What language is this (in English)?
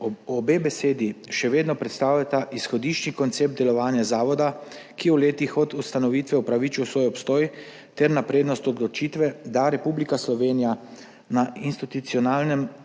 Slovenian